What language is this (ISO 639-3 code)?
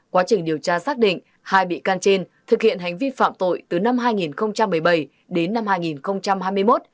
vie